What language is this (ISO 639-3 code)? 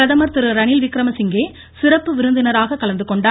tam